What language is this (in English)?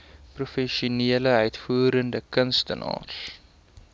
Afrikaans